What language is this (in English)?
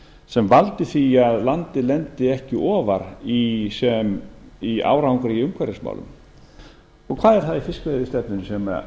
Icelandic